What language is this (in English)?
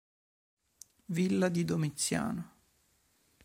Italian